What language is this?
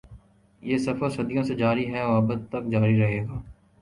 Urdu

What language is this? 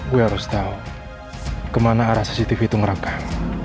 Indonesian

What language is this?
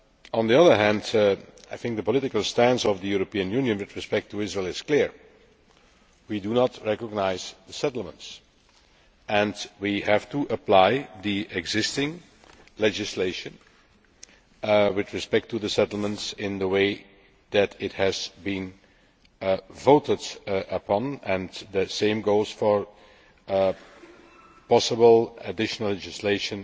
English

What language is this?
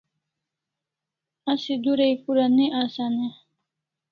Kalasha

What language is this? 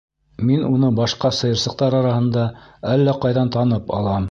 Bashkir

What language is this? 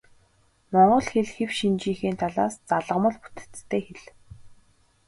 Mongolian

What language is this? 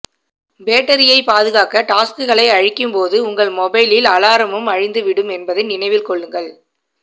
Tamil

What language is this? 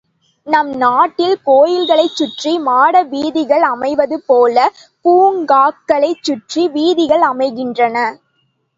Tamil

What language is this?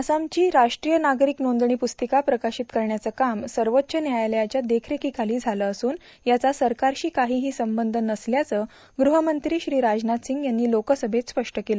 Marathi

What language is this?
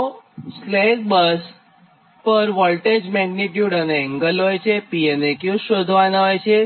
Gujarati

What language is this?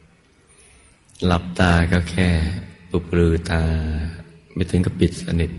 Thai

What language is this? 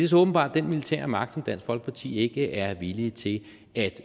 Danish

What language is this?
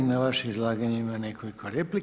Croatian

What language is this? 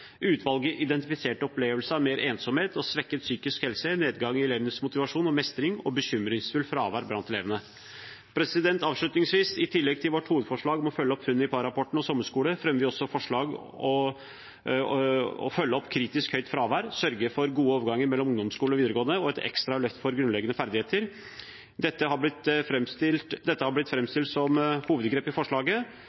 Norwegian Bokmål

